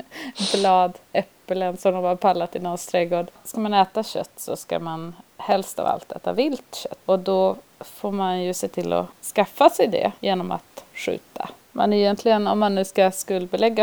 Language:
Swedish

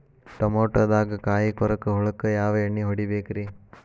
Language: Kannada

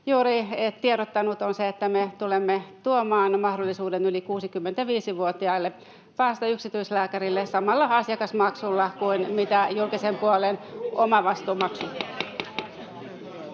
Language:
Finnish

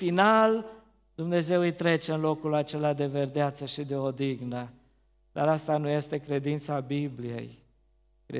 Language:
Romanian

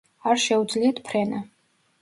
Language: Georgian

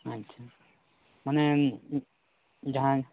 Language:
Santali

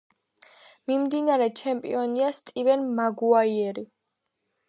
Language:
Georgian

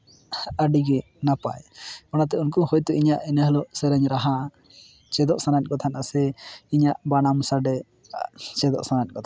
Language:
Santali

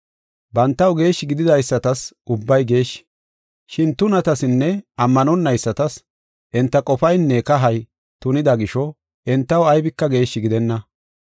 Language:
Gofa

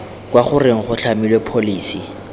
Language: Tswana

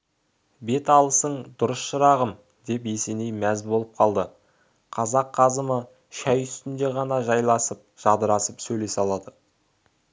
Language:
Kazakh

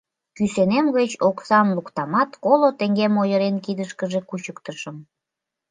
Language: Mari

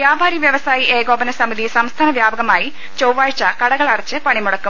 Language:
Malayalam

